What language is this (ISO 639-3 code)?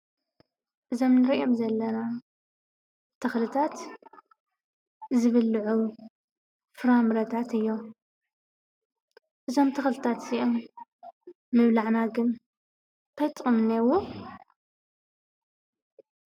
tir